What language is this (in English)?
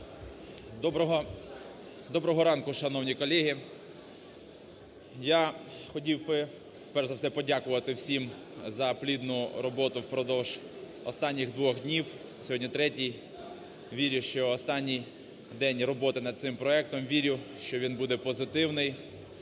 Ukrainian